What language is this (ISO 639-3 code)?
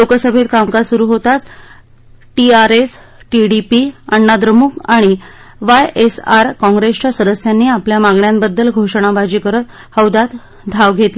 mar